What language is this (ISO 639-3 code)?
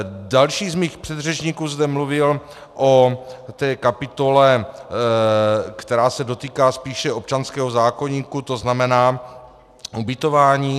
ces